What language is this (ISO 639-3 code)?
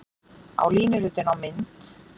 isl